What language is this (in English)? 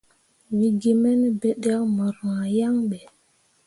Mundang